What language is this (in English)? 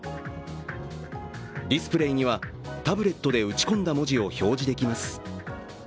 Japanese